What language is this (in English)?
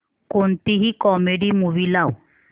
Marathi